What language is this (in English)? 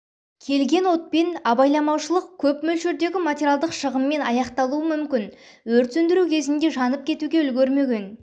Kazakh